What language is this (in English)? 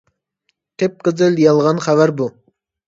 Uyghur